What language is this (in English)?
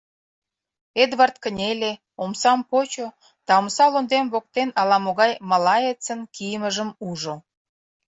Mari